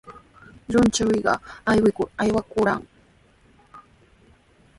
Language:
Sihuas Ancash Quechua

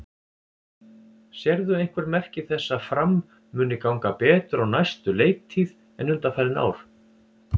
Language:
Icelandic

